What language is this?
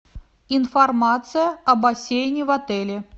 Russian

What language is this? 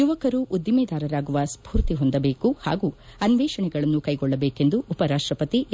Kannada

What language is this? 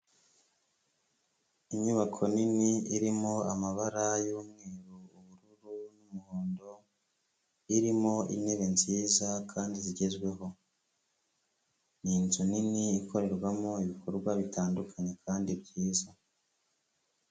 Kinyarwanda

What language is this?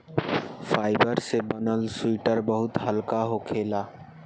Bhojpuri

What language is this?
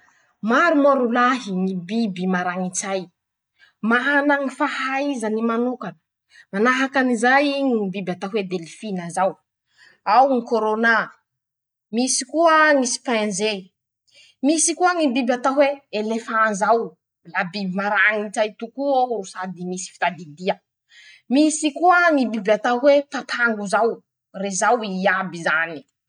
Masikoro Malagasy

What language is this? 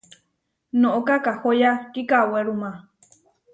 Huarijio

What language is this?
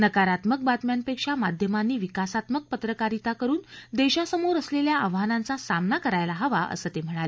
Marathi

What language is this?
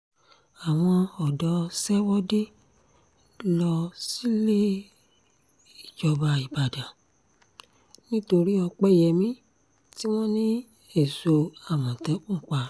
Yoruba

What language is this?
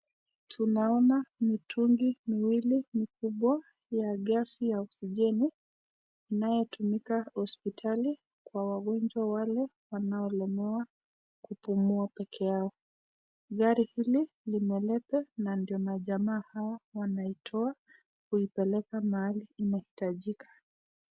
Swahili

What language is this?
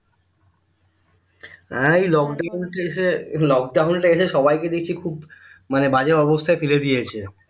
Bangla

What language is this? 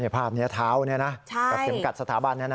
Thai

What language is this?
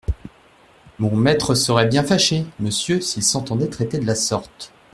French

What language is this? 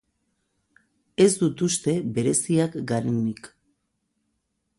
Basque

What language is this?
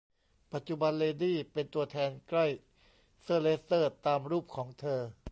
Thai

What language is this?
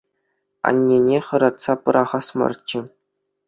Chuvash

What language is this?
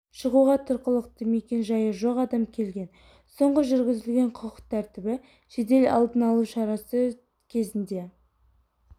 Kazakh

